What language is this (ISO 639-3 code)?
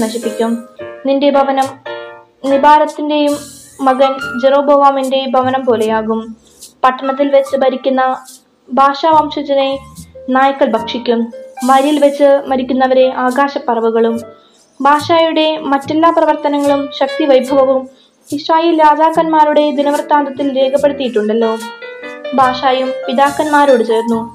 mal